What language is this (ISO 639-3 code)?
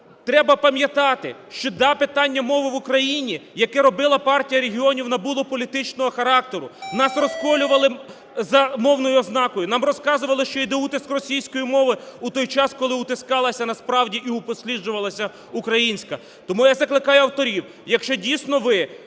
ukr